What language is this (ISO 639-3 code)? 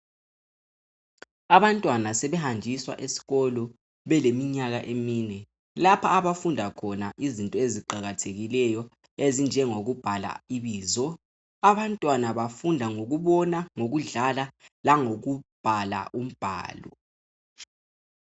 nde